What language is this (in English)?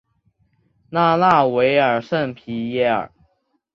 Chinese